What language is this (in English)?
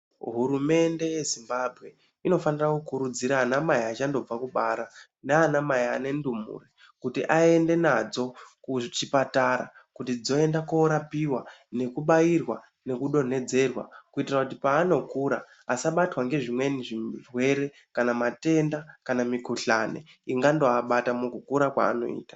Ndau